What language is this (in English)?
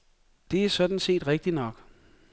Danish